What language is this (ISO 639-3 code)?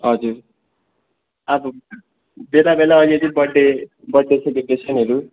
nep